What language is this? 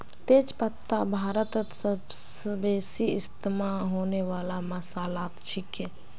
Magahi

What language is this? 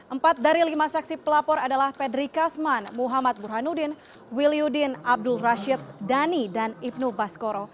Indonesian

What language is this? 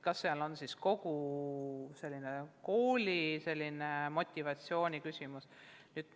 Estonian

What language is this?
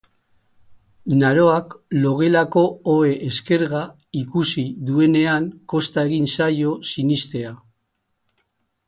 Basque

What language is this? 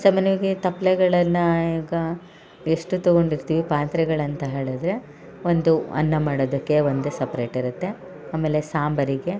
Kannada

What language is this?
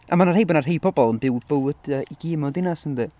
Welsh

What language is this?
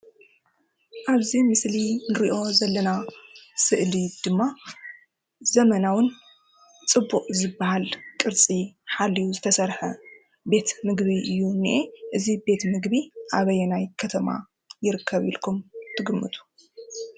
Tigrinya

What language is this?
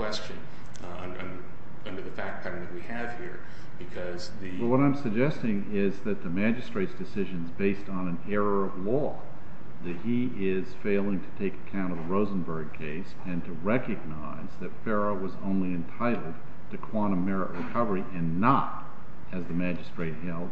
English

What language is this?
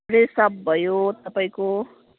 Nepali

